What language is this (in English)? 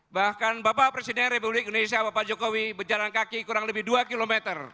Indonesian